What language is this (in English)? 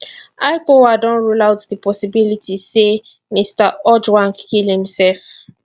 Nigerian Pidgin